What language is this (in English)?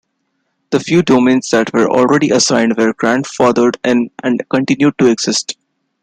English